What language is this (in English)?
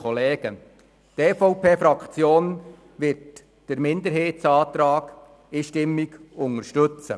Swiss German